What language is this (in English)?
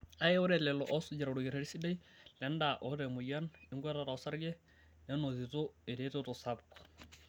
Masai